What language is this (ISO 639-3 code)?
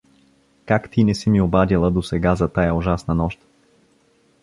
bul